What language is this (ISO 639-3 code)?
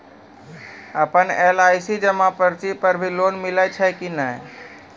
mai